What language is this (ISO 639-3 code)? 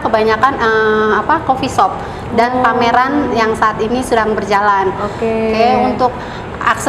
ind